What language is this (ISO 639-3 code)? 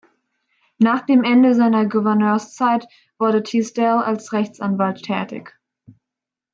deu